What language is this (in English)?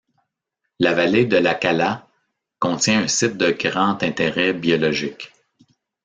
French